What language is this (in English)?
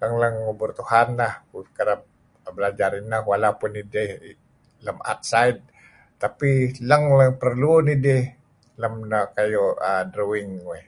Kelabit